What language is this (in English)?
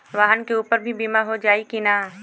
Bhojpuri